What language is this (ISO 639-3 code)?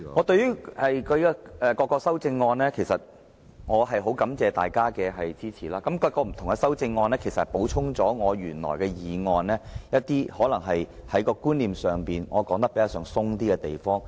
yue